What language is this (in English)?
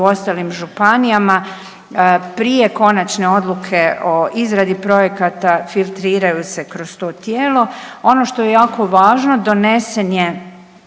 Croatian